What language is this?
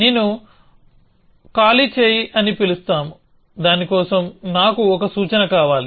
Telugu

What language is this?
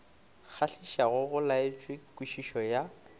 Northern Sotho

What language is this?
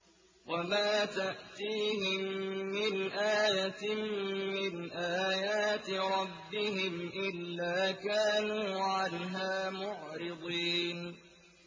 Arabic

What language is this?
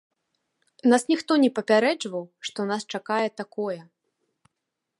Belarusian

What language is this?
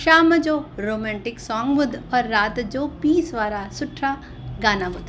Sindhi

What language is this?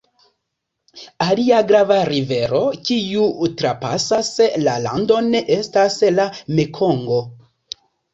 Esperanto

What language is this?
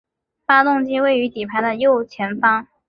Chinese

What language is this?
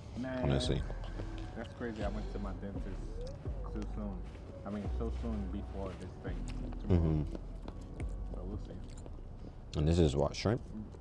English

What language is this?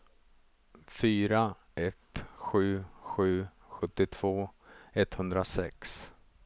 Swedish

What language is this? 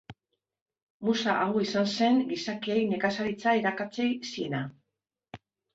Basque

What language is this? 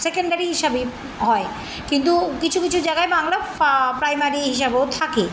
Bangla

